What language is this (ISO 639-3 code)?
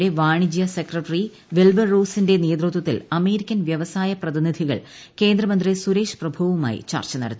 mal